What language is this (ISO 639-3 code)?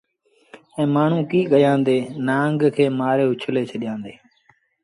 sbn